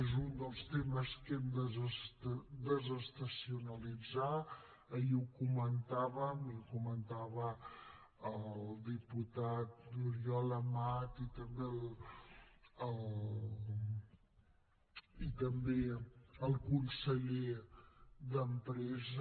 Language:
Catalan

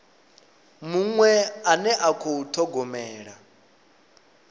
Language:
Venda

